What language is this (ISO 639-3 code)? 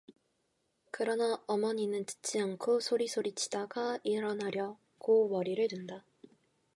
kor